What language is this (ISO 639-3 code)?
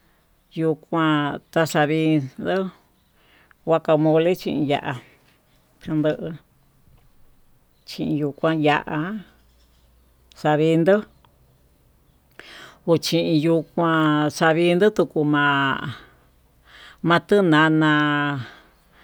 mtu